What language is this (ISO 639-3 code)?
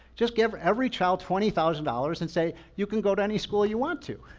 eng